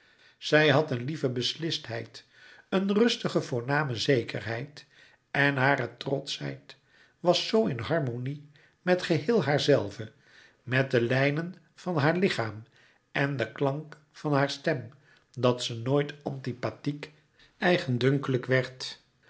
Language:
Dutch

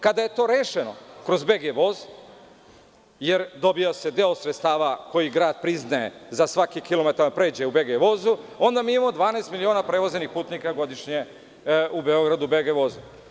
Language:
Serbian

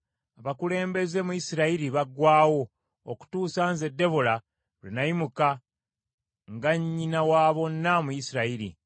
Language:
Ganda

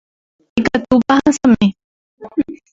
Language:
Guarani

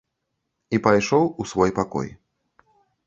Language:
Belarusian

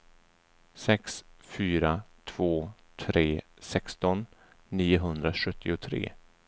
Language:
Swedish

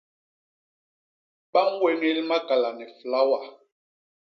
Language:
Basaa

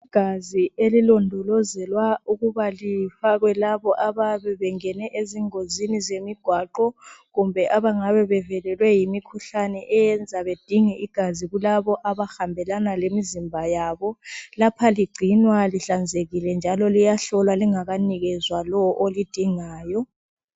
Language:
North Ndebele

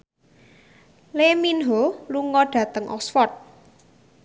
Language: Javanese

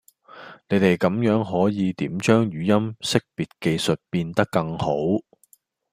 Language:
Cantonese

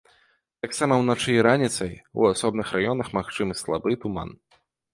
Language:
Belarusian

